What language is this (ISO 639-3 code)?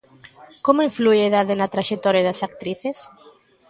glg